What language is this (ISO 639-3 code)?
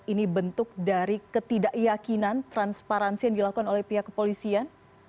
ind